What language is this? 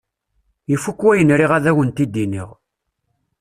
Kabyle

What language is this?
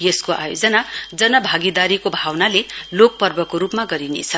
Nepali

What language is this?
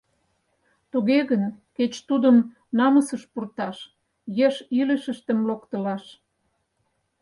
Mari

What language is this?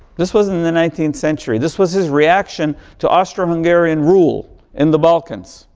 English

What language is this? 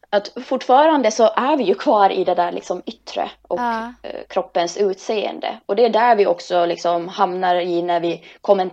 Swedish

